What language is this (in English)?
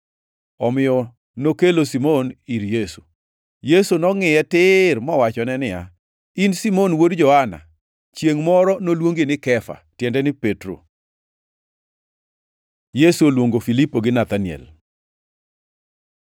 Luo (Kenya and Tanzania)